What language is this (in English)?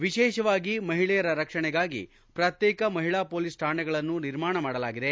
Kannada